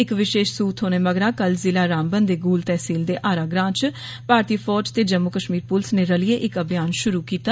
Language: Dogri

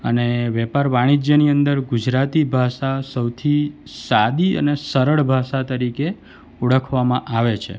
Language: Gujarati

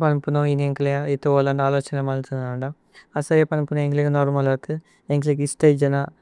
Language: Tulu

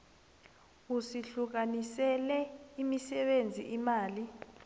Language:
South Ndebele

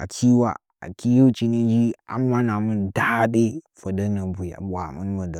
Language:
Nzanyi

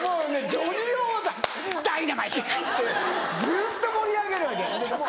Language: Japanese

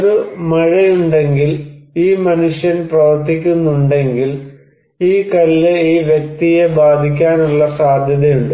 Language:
Malayalam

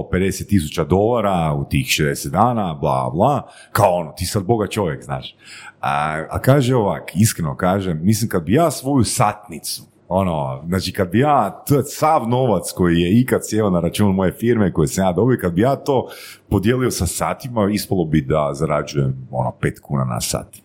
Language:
Croatian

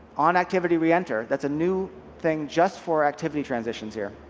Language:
English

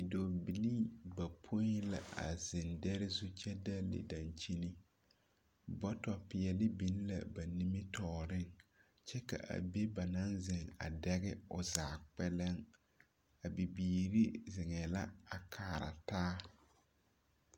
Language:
Southern Dagaare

